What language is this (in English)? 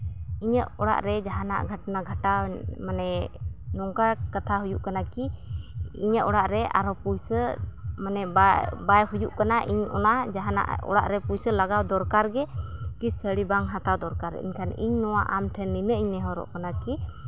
Santali